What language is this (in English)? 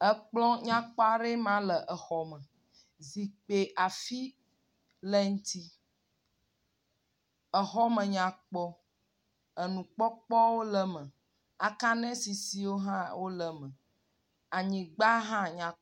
Ewe